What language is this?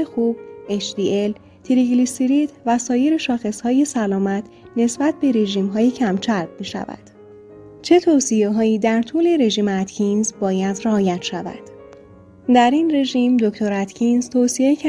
Persian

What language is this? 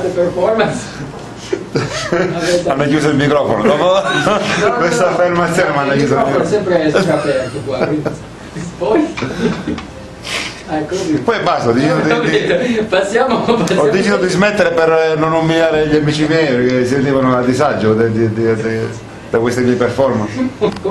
Italian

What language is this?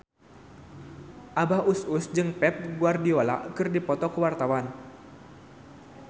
Sundanese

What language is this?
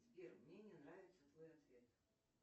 Russian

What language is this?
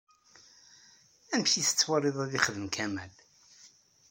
Kabyle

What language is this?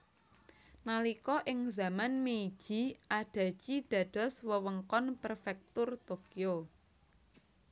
Javanese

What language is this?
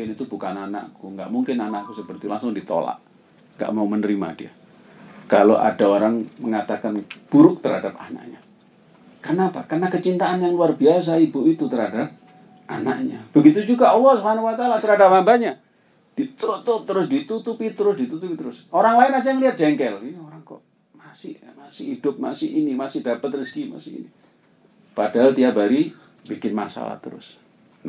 Indonesian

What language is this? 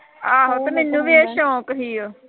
Punjabi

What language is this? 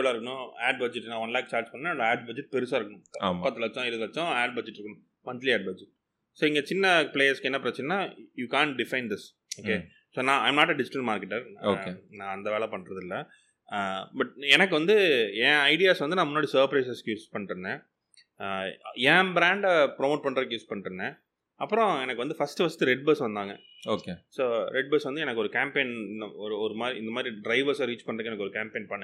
Tamil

